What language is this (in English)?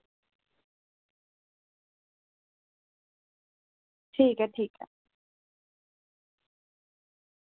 Dogri